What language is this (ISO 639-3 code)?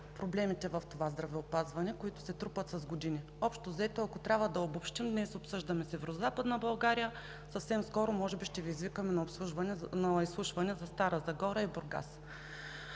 bul